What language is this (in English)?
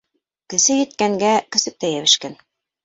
Bashkir